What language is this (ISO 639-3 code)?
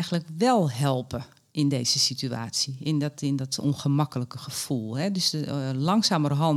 nld